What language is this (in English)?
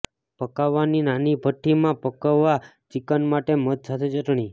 Gujarati